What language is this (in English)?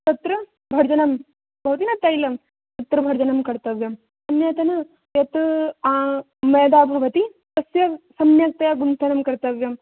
Sanskrit